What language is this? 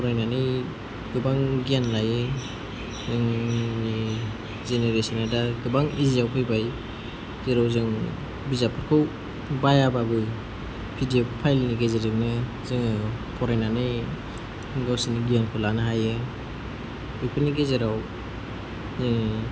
Bodo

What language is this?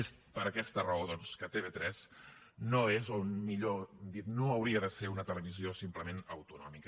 Catalan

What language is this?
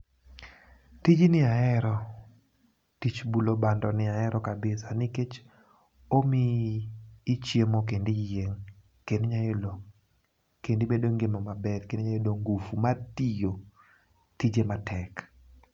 Luo (Kenya and Tanzania)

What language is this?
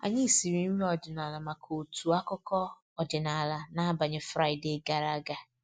Igbo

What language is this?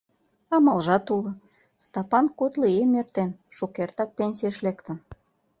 Mari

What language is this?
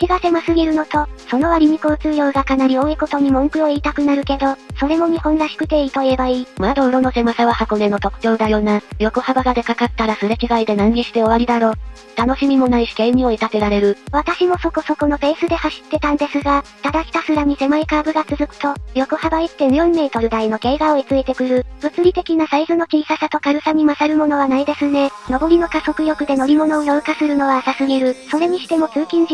Japanese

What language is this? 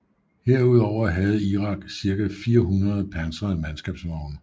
Danish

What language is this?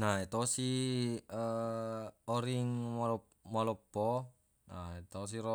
Buginese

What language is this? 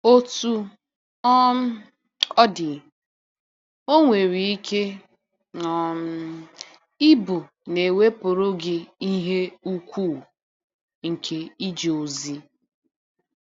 Igbo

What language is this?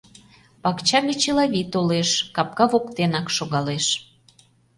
Mari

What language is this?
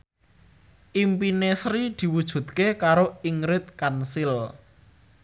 Javanese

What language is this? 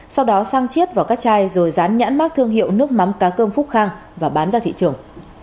Vietnamese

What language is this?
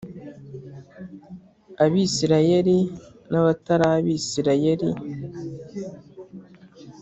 Kinyarwanda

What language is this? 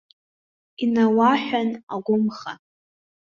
Abkhazian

